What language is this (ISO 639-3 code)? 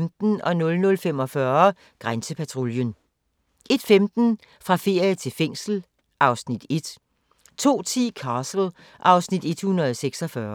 dan